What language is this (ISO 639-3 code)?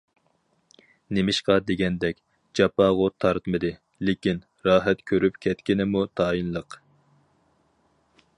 uig